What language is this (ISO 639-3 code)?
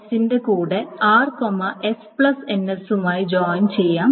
mal